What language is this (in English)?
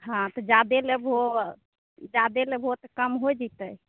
Maithili